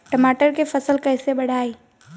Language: Bhojpuri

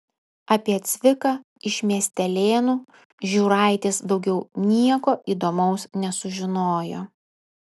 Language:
Lithuanian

